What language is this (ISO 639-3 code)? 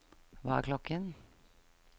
nor